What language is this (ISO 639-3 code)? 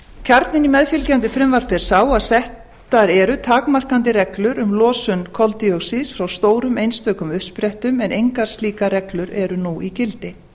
isl